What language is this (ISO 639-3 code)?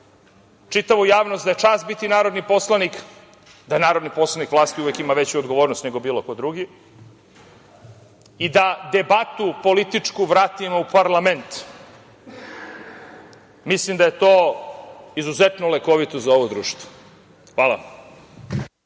srp